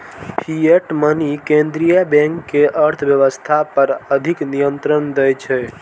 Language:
Maithili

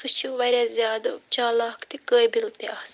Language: Kashmiri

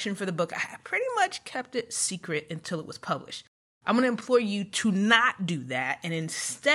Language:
English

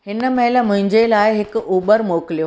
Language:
Sindhi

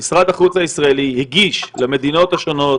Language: Hebrew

